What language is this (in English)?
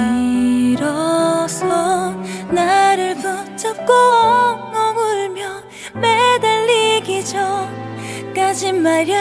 Korean